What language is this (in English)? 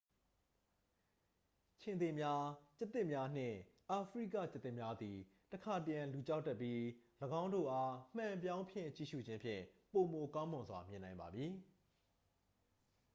Burmese